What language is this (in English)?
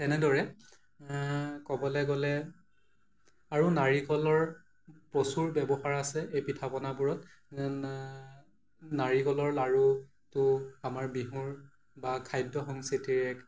Assamese